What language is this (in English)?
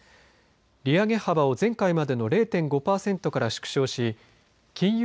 Japanese